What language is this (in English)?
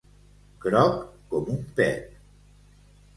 Catalan